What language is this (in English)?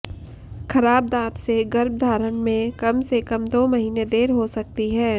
Hindi